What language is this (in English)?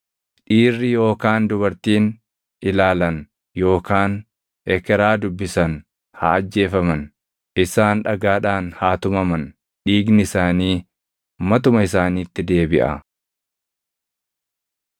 Oromo